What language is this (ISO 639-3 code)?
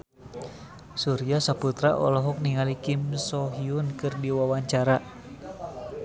sun